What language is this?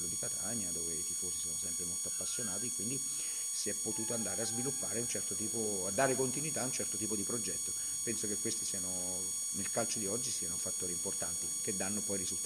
Italian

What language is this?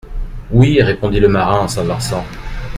French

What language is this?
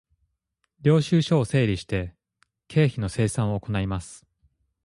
Japanese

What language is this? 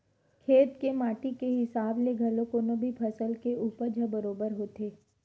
Chhattisgarhi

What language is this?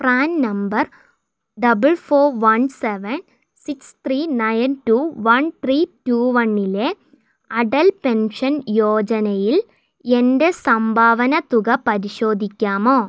Malayalam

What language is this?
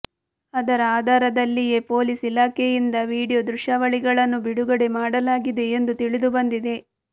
Kannada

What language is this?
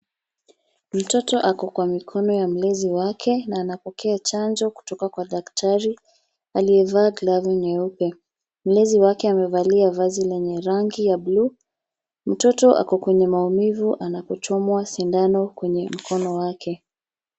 Swahili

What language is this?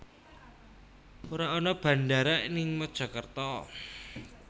Javanese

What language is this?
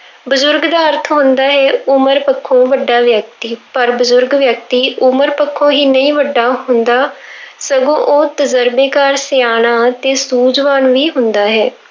Punjabi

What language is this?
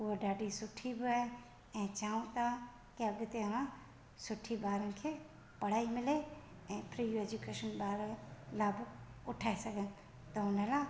Sindhi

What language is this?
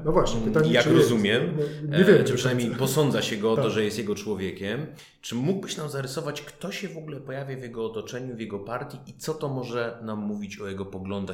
Polish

